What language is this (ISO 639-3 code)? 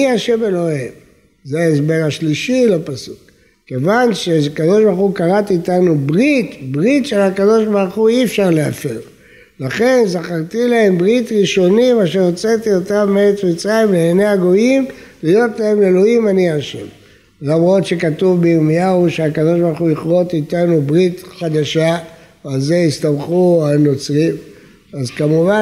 heb